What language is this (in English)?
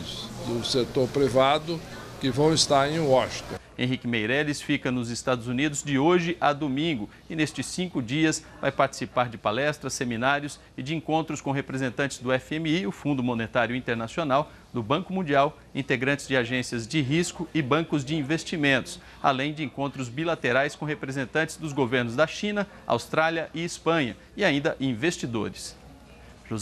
Portuguese